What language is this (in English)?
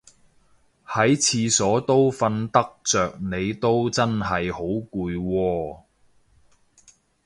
Cantonese